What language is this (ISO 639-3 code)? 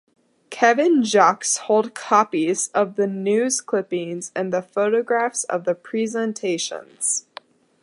eng